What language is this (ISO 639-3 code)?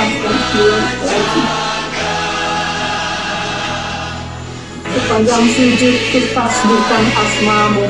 ind